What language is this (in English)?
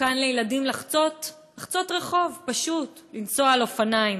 Hebrew